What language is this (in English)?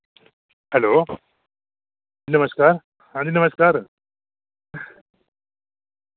Dogri